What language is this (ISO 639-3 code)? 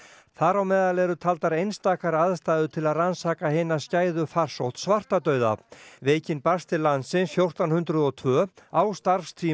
isl